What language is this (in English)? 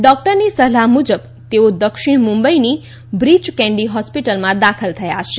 Gujarati